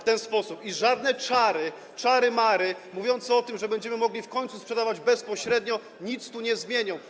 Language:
Polish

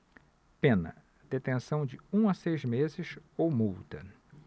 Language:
Portuguese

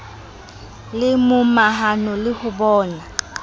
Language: Southern Sotho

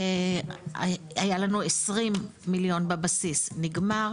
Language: Hebrew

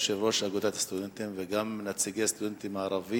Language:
Hebrew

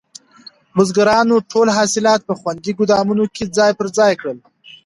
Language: Pashto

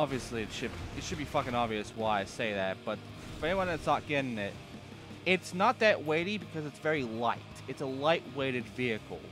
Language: English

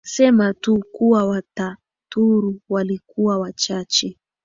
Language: Swahili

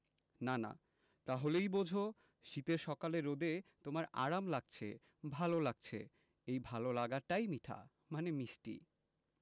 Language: Bangla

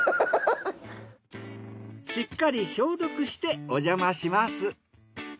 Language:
Japanese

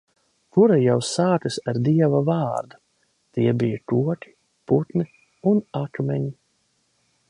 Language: Latvian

